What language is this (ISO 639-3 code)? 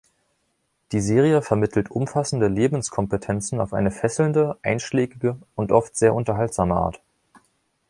deu